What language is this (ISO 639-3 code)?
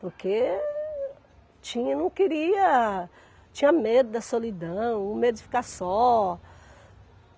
por